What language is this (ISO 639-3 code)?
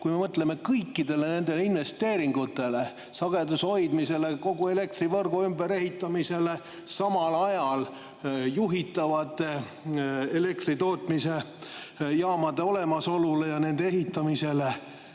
est